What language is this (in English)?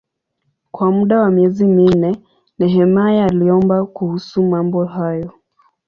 Swahili